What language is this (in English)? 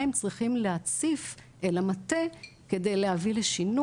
Hebrew